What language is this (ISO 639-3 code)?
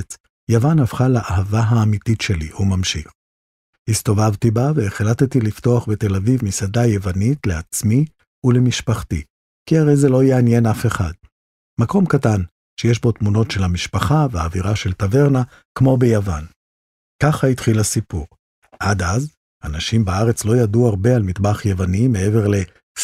heb